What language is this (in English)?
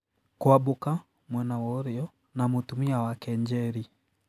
Kikuyu